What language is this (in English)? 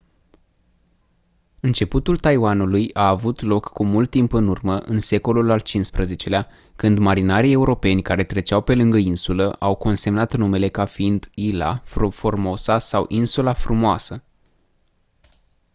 Romanian